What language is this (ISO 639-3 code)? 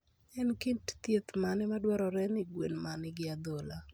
luo